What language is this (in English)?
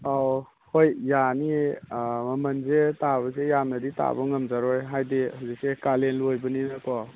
Manipuri